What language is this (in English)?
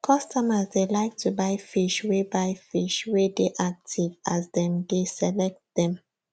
Nigerian Pidgin